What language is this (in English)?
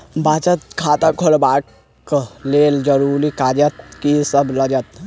Maithili